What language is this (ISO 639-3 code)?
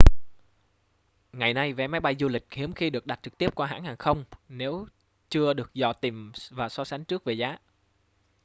vie